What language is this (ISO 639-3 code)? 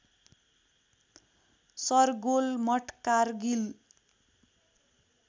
nep